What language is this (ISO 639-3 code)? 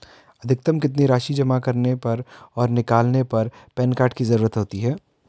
hin